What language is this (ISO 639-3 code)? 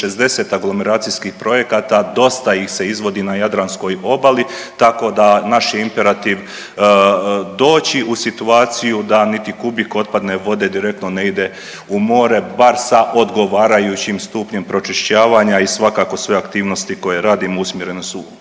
hrv